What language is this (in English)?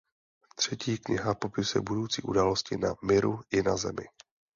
Czech